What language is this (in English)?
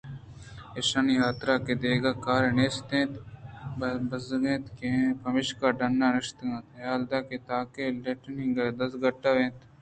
Eastern Balochi